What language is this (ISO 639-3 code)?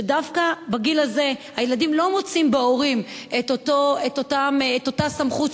heb